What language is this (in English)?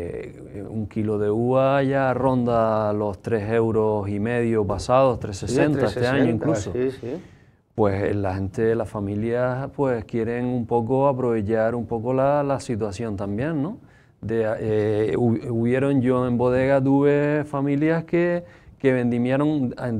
Spanish